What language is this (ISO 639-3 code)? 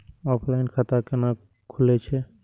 mai